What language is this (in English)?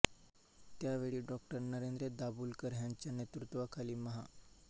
Marathi